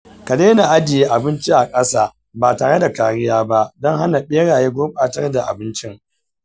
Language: Hausa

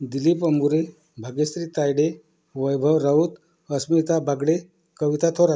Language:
Marathi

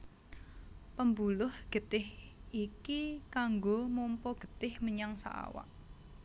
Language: Javanese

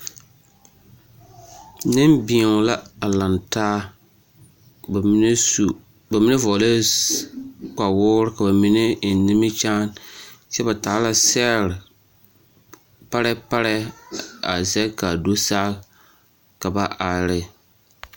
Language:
Southern Dagaare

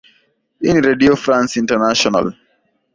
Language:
Swahili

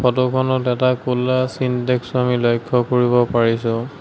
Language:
Assamese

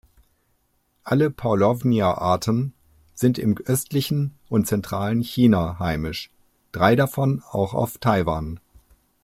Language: German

